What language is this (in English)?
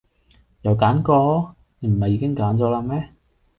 Cantonese